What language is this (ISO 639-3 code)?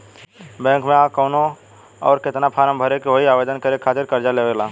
bho